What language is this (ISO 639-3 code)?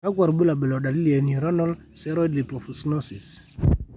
mas